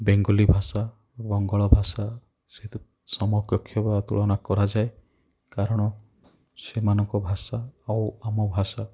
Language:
Odia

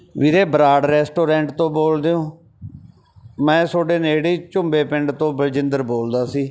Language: Punjabi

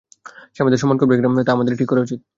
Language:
Bangla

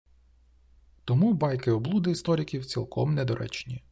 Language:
Ukrainian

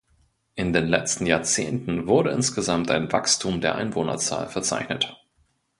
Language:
German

